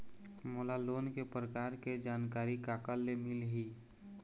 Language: Chhattisgarhi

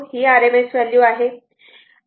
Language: Marathi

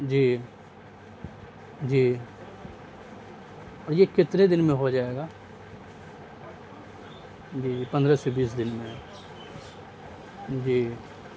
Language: Urdu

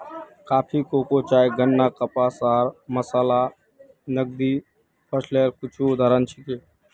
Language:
Magahi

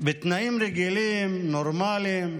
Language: Hebrew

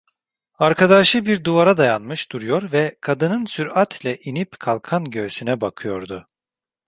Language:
Turkish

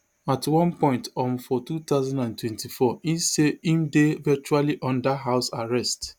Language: Nigerian Pidgin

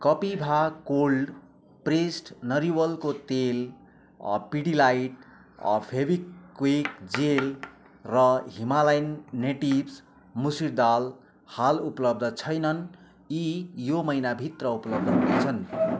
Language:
Nepali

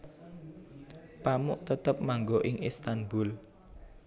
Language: Javanese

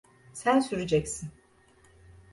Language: Turkish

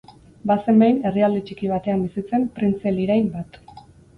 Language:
Basque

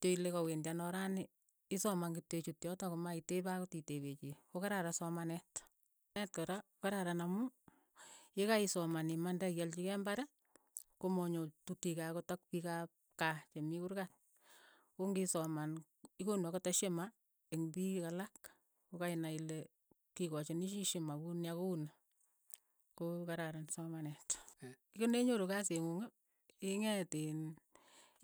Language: Keiyo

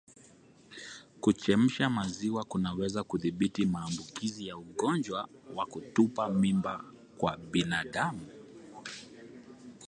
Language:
Swahili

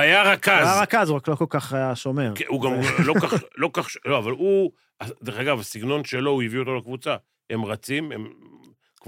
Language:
Hebrew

